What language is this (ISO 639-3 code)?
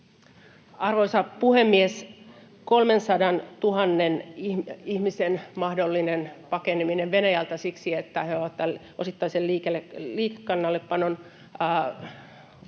fin